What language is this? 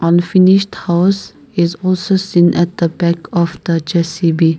English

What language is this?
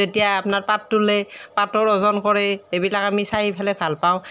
Assamese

